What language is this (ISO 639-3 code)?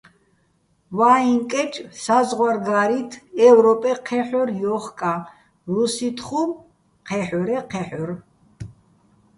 bbl